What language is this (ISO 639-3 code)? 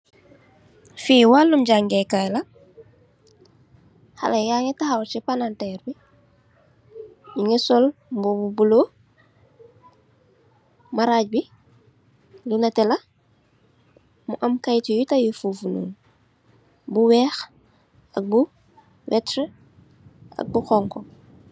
wol